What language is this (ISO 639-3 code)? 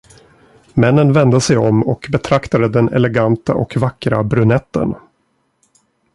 swe